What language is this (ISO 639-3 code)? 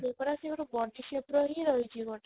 ori